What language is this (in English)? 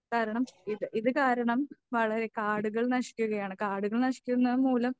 Malayalam